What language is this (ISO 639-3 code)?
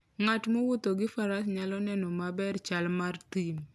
luo